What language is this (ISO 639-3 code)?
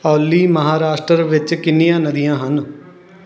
pan